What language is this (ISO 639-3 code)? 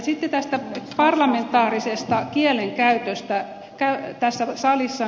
fin